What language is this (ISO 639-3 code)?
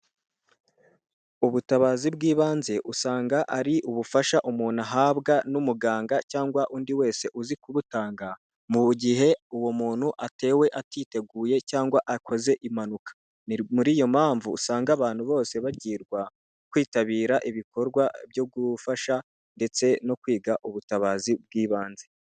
kin